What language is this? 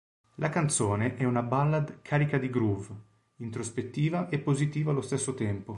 Italian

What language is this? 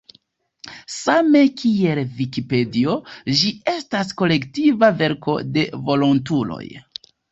Esperanto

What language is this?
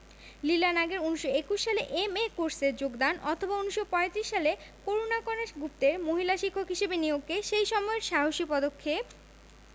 Bangla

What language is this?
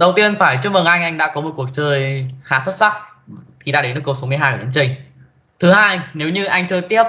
Vietnamese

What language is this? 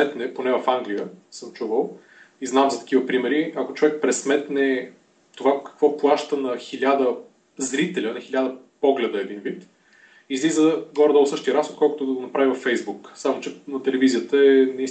Bulgarian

